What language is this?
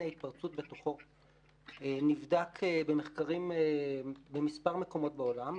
Hebrew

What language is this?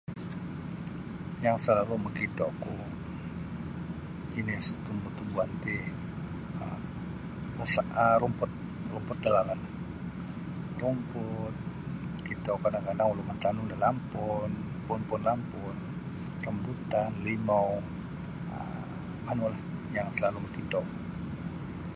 Sabah Bisaya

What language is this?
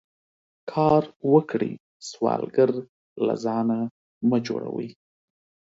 Pashto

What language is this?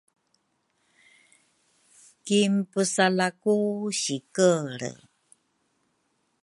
Rukai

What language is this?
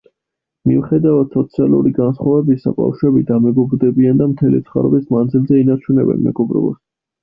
Georgian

